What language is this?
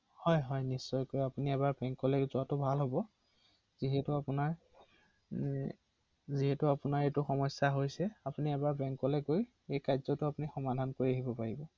Assamese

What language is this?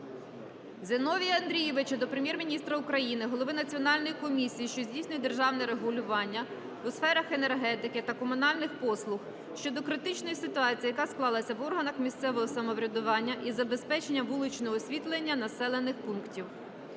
Ukrainian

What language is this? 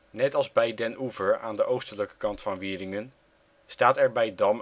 Dutch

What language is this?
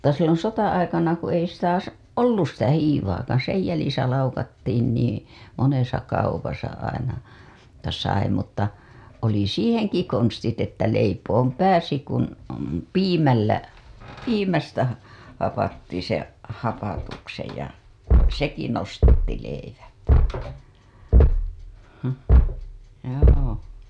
Finnish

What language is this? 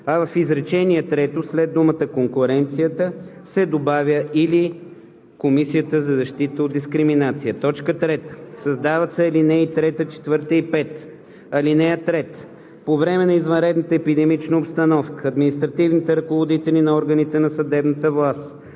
Bulgarian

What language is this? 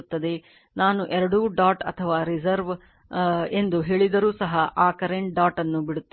Kannada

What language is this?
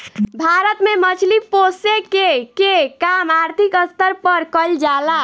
Bhojpuri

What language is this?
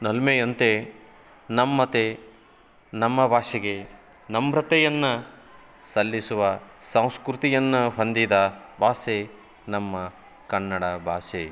Kannada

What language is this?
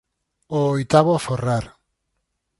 Galician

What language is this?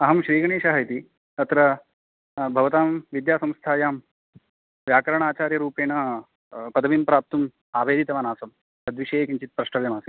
Sanskrit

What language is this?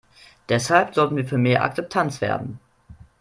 German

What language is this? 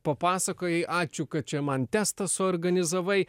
Lithuanian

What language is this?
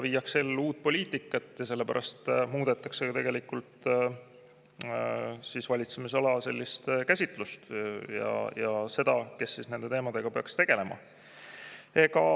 Estonian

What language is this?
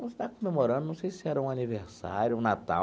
Portuguese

